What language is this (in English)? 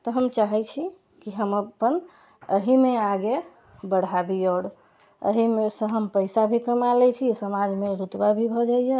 Maithili